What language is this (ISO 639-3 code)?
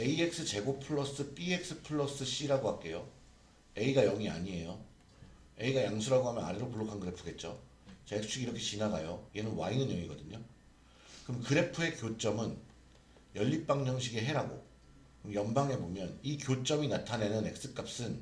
kor